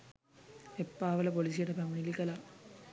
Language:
Sinhala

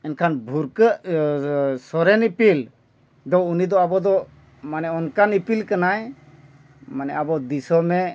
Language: Santali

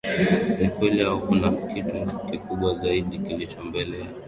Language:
Swahili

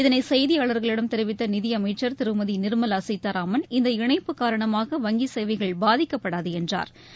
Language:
Tamil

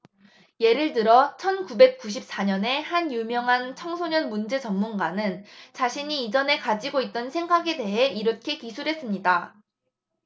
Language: Korean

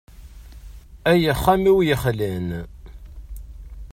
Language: Kabyle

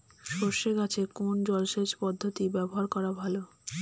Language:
Bangla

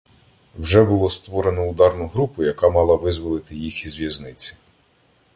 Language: Ukrainian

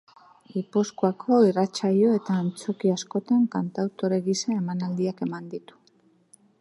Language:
Basque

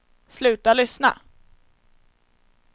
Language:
Swedish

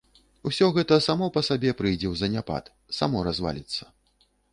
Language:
Belarusian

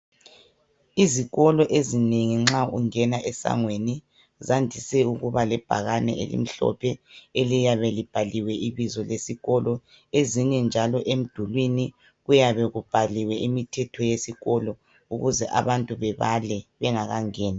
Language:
North Ndebele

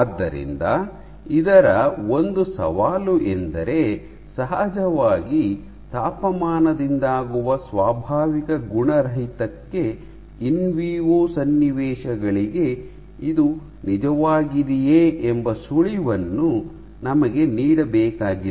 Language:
Kannada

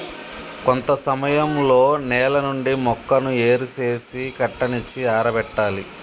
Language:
Telugu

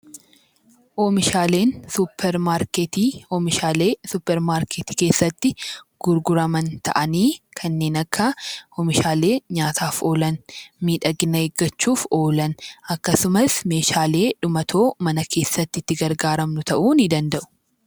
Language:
Oromo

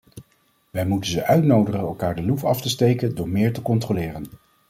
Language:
Dutch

